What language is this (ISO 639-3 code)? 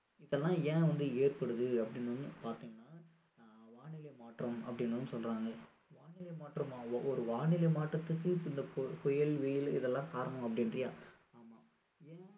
tam